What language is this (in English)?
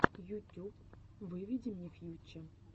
Russian